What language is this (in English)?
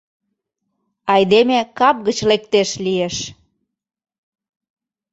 Mari